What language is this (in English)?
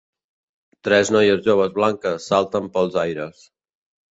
Catalan